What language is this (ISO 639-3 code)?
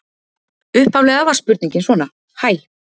isl